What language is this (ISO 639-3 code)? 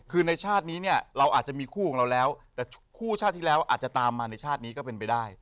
tha